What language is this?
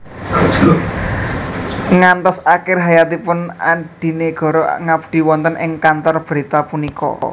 Javanese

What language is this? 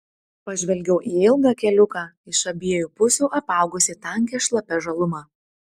Lithuanian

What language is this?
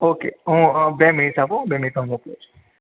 Gujarati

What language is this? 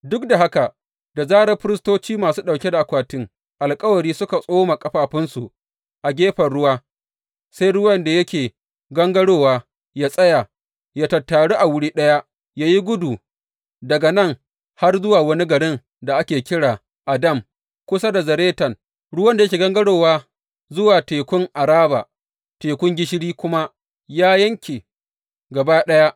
Hausa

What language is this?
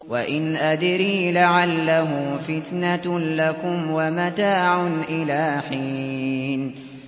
Arabic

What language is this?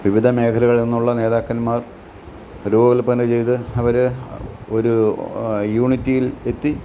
Malayalam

